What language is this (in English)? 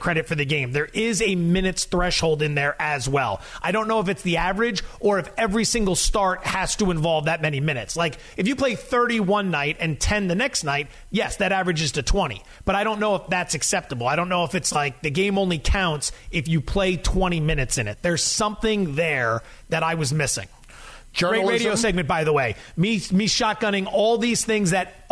English